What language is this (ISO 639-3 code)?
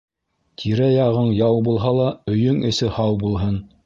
bak